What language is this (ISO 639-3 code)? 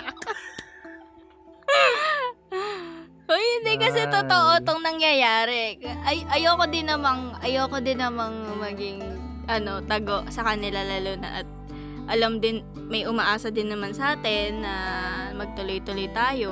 fil